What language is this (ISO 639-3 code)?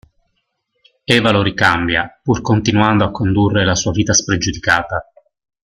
ita